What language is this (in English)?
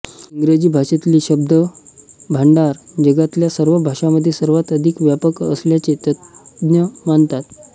Marathi